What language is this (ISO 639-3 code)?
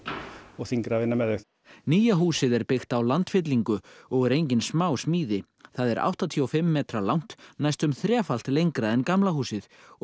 isl